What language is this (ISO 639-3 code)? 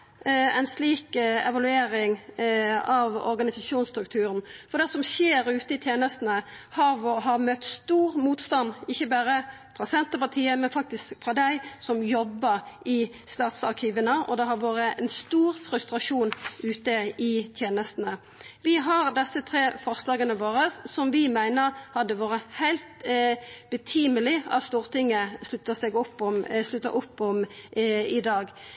nno